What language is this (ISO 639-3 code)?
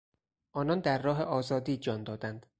fas